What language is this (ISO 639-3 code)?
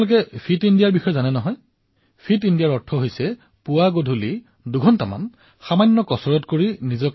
asm